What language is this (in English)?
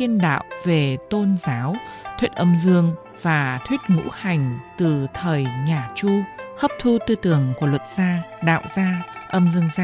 Vietnamese